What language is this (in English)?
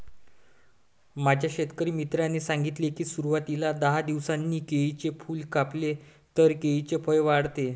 Marathi